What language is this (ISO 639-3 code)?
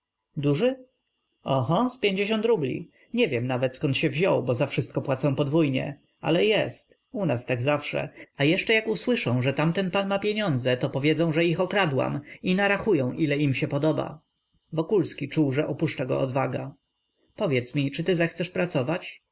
pol